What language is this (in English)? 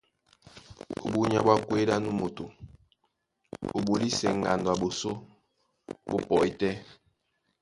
Duala